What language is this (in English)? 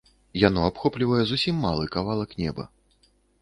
Belarusian